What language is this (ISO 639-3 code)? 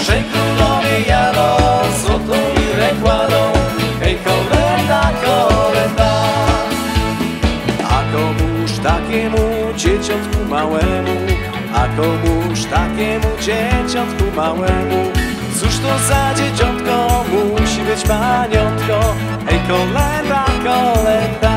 pol